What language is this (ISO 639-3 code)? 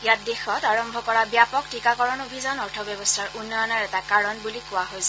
asm